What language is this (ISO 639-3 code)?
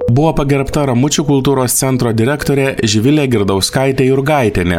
lit